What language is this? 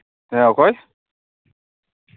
Santali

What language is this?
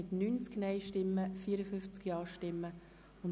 Swiss German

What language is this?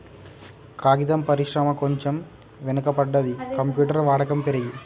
Telugu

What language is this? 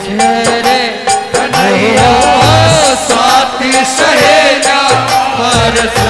Hindi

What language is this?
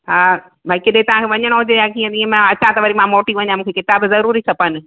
Sindhi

